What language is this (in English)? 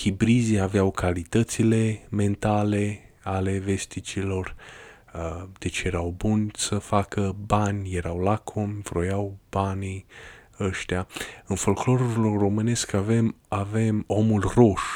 Romanian